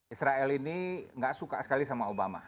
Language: Indonesian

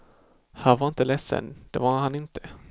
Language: Swedish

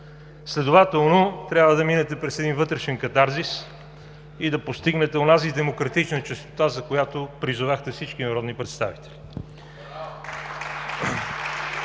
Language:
Bulgarian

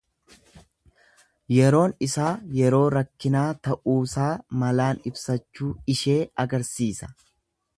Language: Oromo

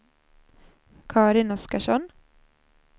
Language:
Swedish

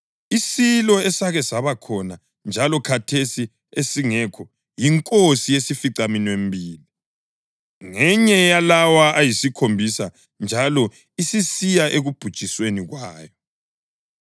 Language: North Ndebele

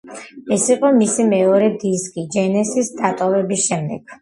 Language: Georgian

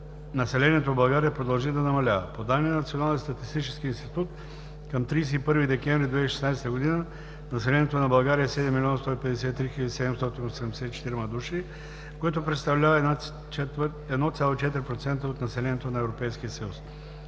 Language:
Bulgarian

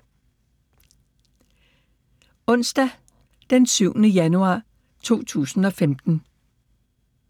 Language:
Danish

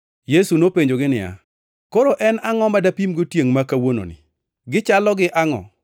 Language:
Luo (Kenya and Tanzania)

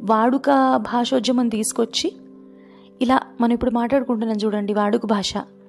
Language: Telugu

